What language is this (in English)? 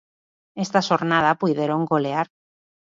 Galician